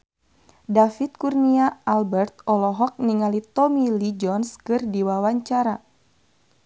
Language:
Sundanese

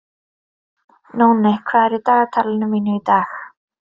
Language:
Icelandic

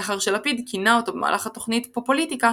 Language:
Hebrew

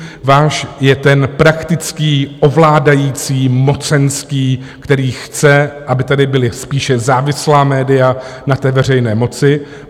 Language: Czech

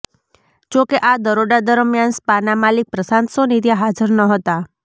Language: Gujarati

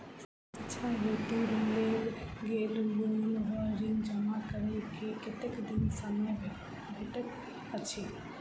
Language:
Maithili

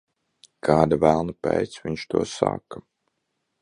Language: Latvian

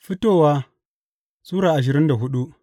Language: Hausa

